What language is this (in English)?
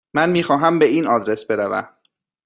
Persian